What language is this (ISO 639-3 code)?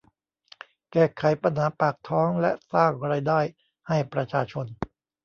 tha